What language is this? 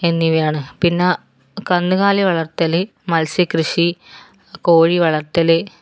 Malayalam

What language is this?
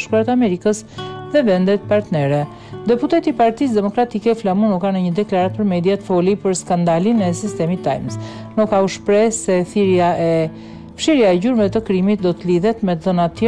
Romanian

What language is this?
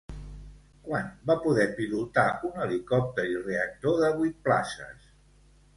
Catalan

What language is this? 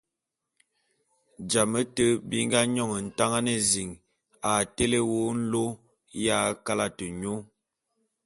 Bulu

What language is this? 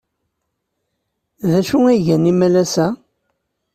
Kabyle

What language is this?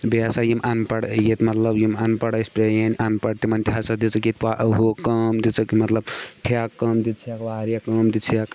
Kashmiri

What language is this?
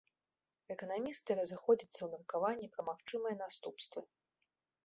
Belarusian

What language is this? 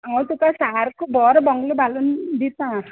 Konkani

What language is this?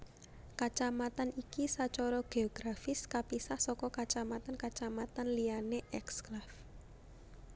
Javanese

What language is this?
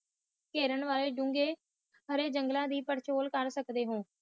Punjabi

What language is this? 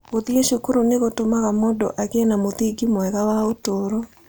Kikuyu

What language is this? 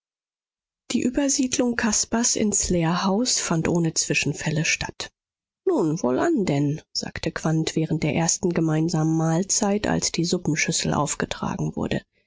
German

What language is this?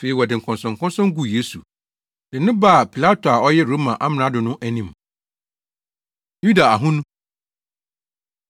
Akan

